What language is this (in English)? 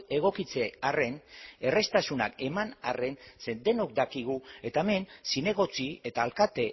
Basque